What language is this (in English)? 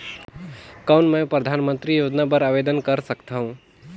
Chhattisgarhi